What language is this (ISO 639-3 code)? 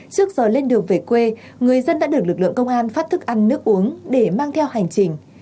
vie